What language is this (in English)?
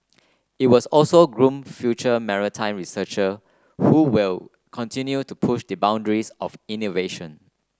English